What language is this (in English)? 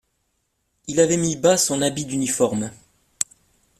French